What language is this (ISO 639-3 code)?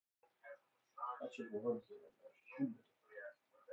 fas